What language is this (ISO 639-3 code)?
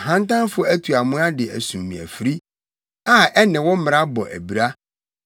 aka